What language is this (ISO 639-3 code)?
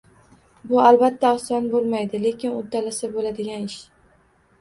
uzb